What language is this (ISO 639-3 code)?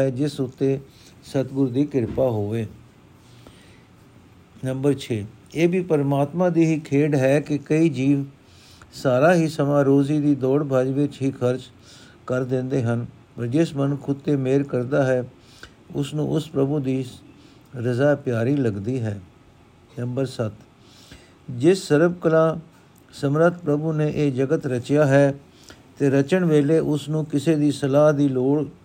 pan